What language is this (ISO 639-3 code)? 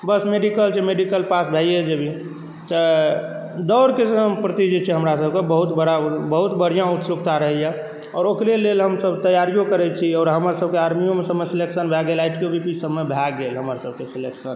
mai